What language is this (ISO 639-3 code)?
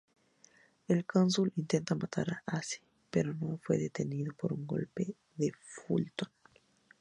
spa